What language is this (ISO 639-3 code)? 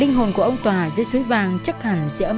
vie